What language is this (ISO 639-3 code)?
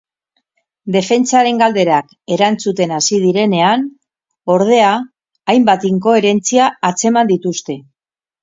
eus